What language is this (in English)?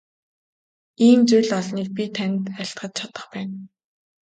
Mongolian